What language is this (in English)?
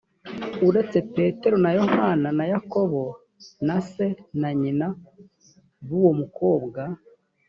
Kinyarwanda